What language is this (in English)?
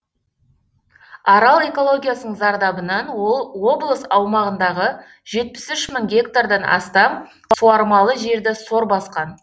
Kazakh